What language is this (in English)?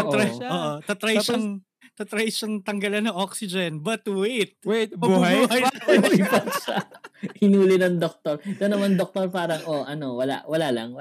Filipino